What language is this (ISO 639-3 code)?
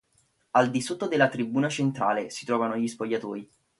ita